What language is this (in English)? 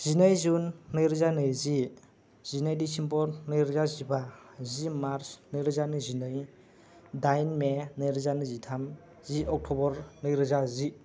Bodo